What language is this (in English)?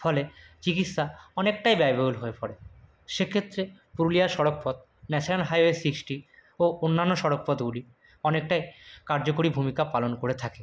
Bangla